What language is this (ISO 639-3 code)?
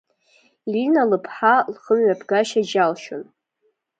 abk